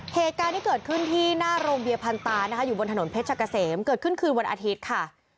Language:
Thai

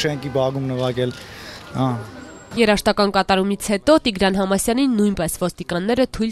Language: Romanian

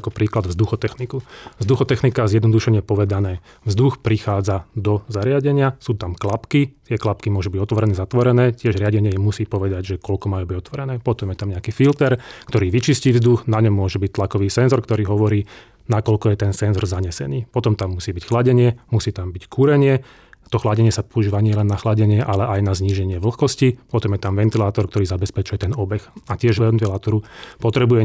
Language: Slovak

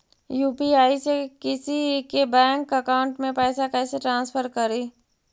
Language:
Magahi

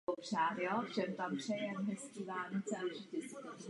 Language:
Czech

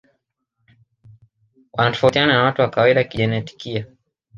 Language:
Swahili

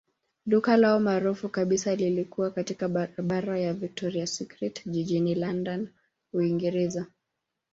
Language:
Swahili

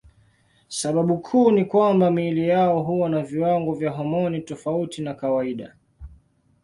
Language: Swahili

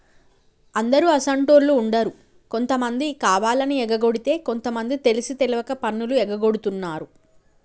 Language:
Telugu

